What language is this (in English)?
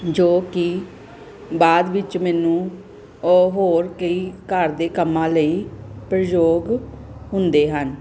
Punjabi